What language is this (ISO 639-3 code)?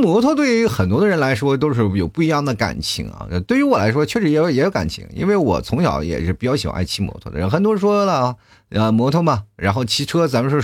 zho